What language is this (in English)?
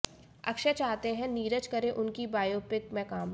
Hindi